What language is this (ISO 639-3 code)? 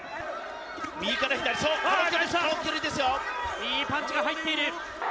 jpn